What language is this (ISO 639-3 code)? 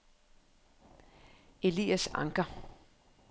dan